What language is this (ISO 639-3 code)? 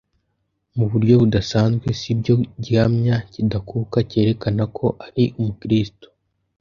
kin